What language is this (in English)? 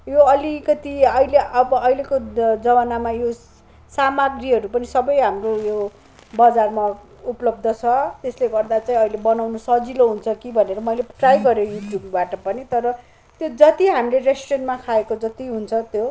Nepali